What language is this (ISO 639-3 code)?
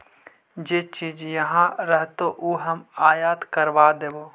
mag